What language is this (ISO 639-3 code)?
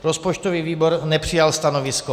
ces